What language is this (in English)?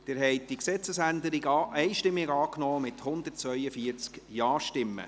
Swiss German